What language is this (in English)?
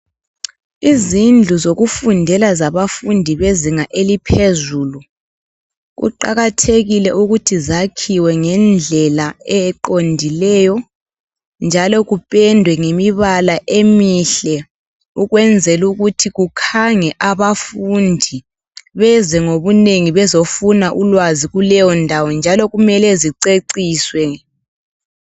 North Ndebele